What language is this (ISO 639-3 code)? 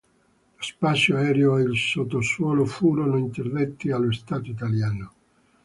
ita